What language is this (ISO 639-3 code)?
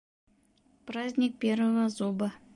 bak